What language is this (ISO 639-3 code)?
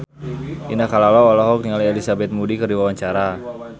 sun